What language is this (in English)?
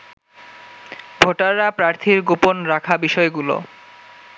Bangla